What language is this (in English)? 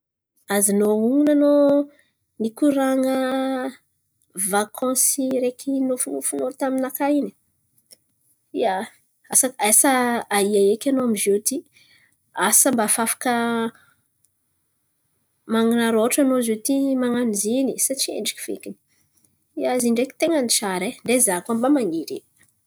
Antankarana Malagasy